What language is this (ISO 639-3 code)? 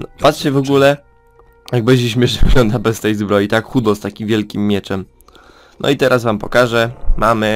pol